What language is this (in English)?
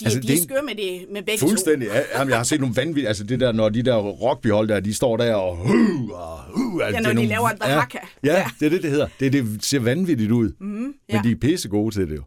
Danish